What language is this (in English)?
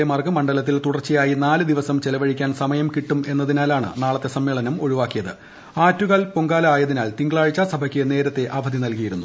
Malayalam